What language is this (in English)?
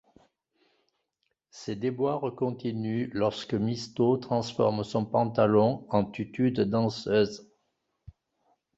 French